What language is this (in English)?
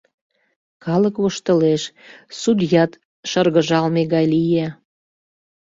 Mari